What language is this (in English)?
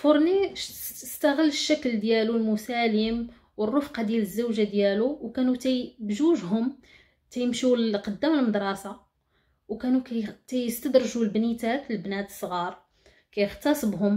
Arabic